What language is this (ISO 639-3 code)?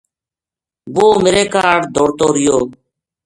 gju